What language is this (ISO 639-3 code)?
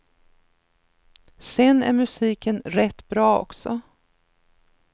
swe